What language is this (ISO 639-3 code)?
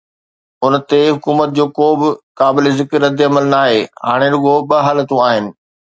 snd